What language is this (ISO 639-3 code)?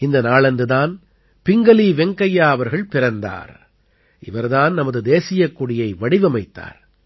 tam